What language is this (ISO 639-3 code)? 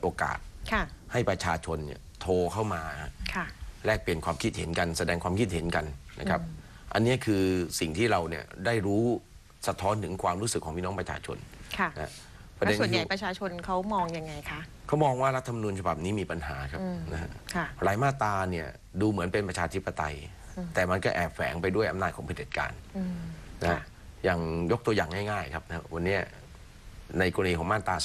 tha